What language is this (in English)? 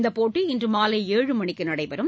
Tamil